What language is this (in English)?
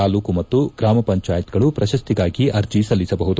Kannada